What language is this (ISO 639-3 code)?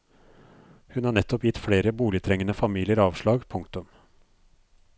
nor